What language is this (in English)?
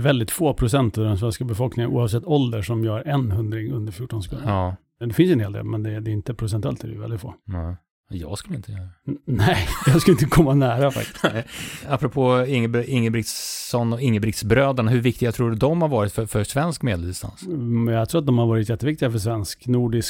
Swedish